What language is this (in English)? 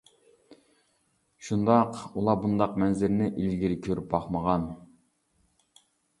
Uyghur